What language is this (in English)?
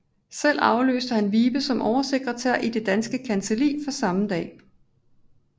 Danish